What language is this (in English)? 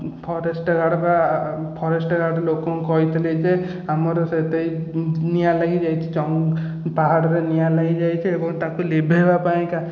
Odia